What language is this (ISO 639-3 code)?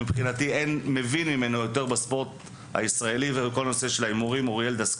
heb